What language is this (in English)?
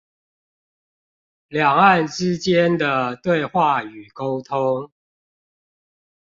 Chinese